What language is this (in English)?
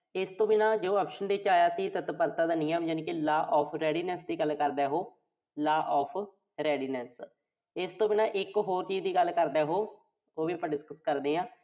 Punjabi